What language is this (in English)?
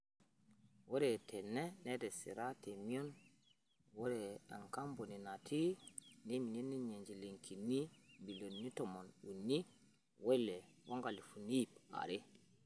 Masai